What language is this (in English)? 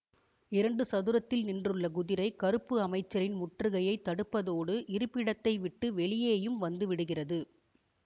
Tamil